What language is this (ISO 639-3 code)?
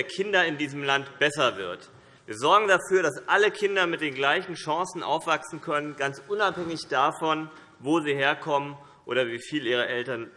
deu